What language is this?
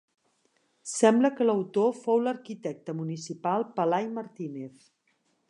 Catalan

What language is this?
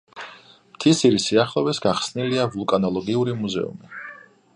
Georgian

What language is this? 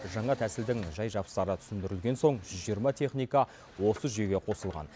Kazakh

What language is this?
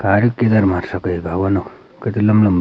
Garhwali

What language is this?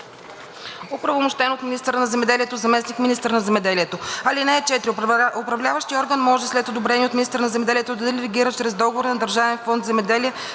Bulgarian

